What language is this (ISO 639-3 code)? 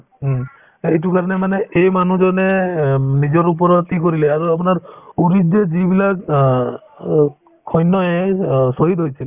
asm